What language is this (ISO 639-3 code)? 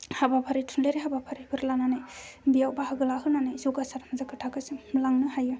brx